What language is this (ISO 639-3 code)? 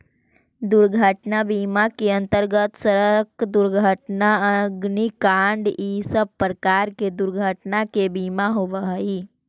mag